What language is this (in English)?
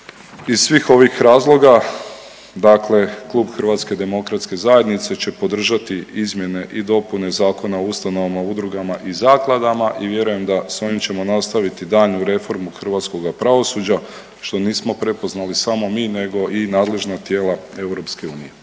Croatian